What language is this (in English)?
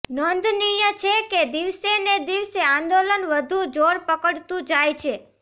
Gujarati